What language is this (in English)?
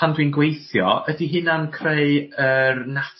Welsh